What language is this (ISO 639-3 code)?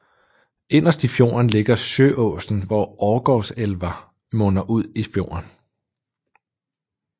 dan